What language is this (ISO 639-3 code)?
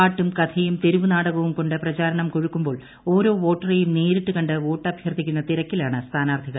mal